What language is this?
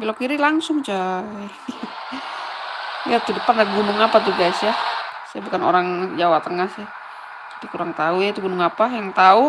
Indonesian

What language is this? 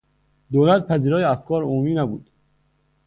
Persian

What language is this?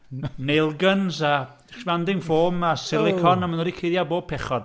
Welsh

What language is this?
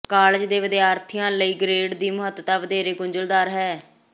Punjabi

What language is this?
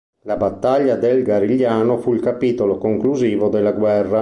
Italian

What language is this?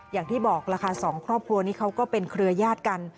Thai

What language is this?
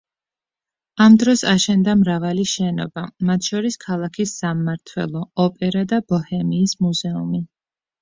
Georgian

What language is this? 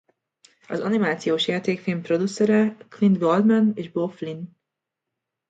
Hungarian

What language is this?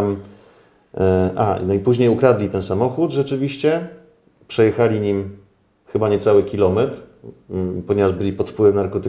Polish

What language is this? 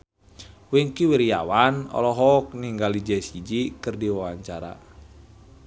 Sundanese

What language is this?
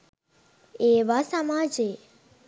Sinhala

